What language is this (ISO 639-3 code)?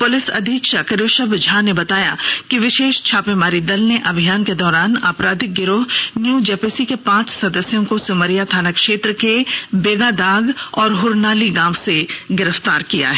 hin